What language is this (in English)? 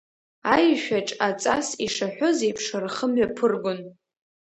Abkhazian